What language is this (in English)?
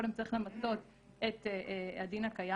Hebrew